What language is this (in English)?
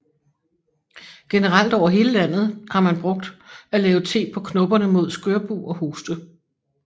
Danish